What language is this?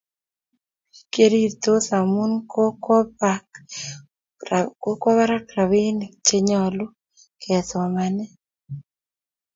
Kalenjin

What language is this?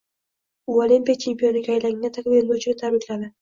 Uzbek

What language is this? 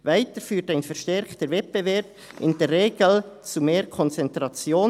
Swiss German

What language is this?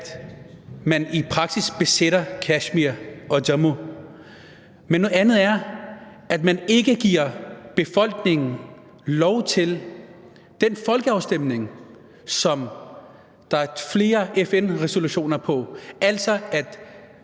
Danish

